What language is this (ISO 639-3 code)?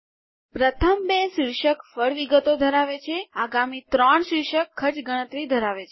guj